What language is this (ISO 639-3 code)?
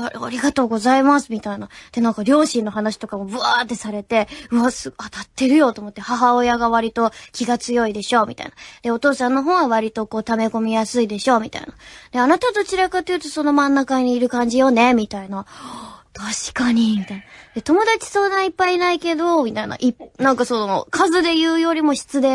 jpn